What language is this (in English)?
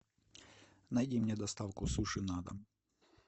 Russian